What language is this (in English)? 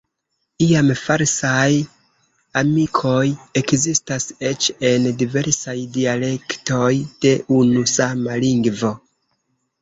Esperanto